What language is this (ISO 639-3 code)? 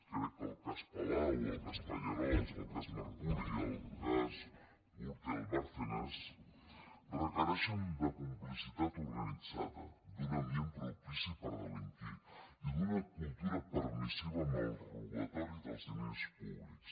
cat